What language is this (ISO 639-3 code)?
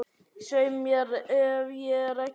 isl